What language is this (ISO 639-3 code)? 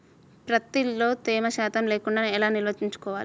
tel